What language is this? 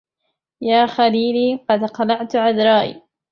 Arabic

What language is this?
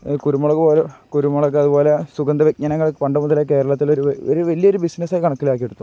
Malayalam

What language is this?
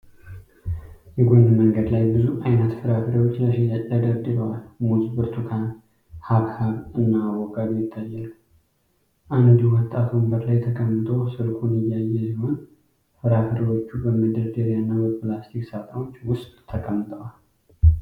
Amharic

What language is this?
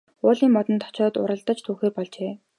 Mongolian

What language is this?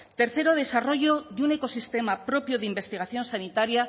Spanish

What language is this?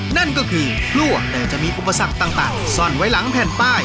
Thai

